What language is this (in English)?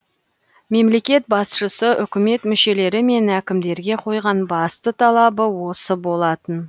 Kazakh